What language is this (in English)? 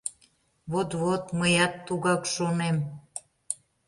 Mari